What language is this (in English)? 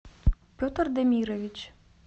Russian